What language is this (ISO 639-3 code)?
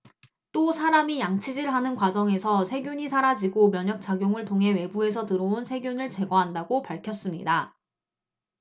kor